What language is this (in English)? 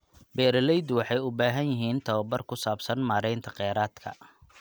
Somali